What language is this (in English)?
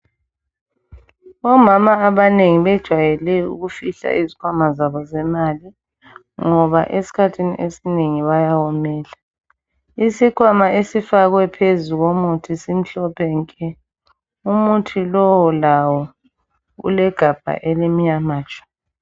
North Ndebele